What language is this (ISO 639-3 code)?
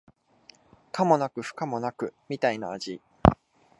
jpn